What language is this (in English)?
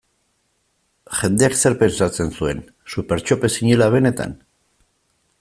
Basque